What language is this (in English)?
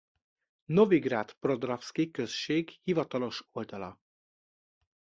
Hungarian